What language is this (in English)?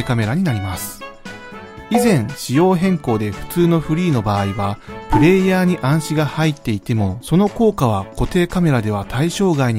Japanese